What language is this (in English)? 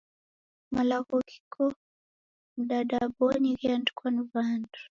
Taita